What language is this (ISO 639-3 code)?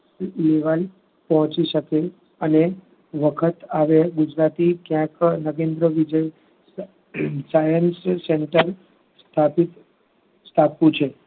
guj